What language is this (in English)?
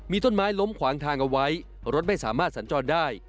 Thai